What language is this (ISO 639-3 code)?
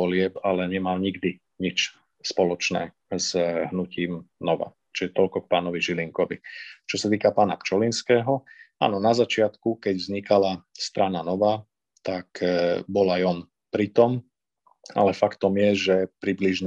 slk